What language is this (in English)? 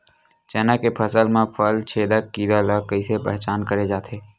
Chhattisgarhi